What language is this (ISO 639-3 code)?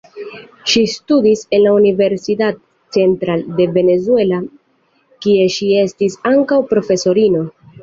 epo